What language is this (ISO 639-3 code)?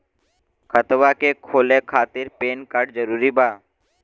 bho